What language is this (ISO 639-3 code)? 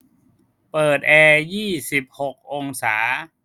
tha